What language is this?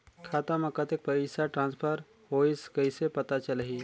Chhattisgarhi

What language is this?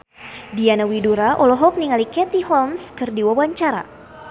Sundanese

